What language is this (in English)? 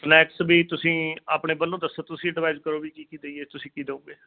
Punjabi